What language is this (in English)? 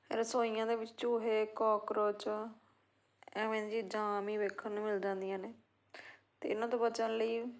Punjabi